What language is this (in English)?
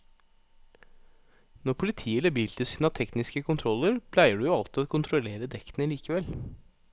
Norwegian